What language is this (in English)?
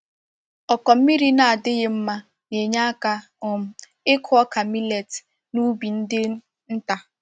Igbo